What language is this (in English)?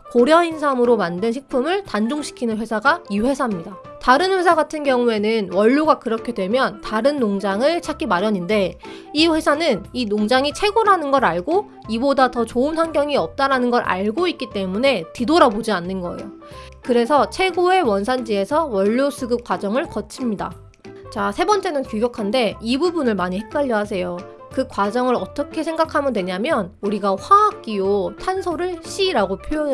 Korean